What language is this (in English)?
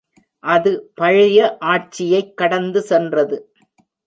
Tamil